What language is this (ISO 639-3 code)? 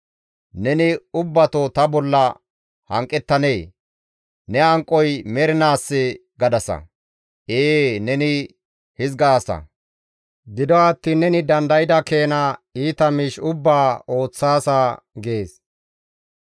gmv